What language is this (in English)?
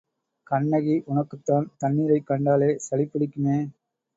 Tamil